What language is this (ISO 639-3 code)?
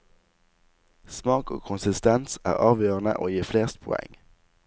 nor